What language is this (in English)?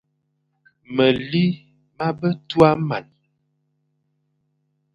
Fang